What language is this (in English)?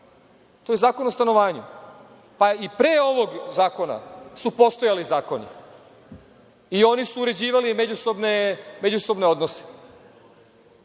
Serbian